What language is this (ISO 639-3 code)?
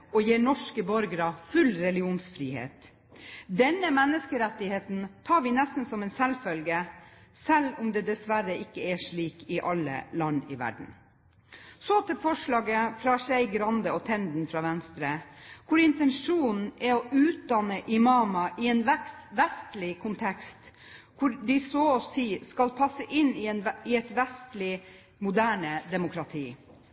nob